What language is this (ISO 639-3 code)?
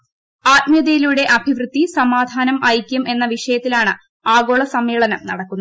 mal